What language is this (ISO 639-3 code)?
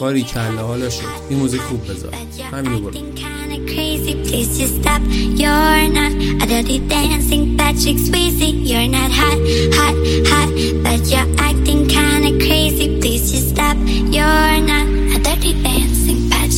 fas